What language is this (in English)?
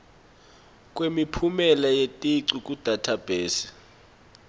Swati